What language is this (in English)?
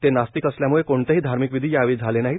Marathi